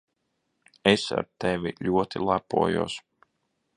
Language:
Latvian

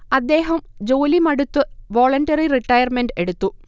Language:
Malayalam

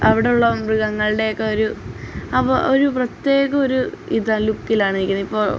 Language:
Malayalam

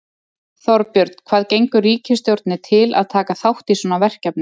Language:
Icelandic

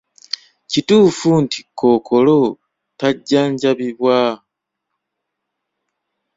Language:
Ganda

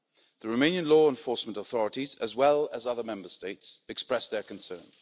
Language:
English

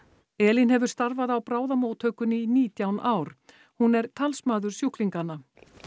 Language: Icelandic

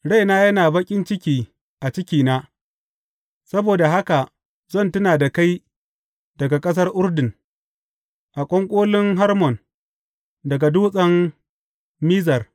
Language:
Hausa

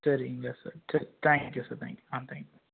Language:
Tamil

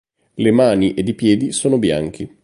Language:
Italian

